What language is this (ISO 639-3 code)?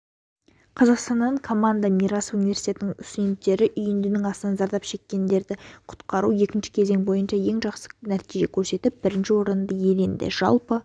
kaz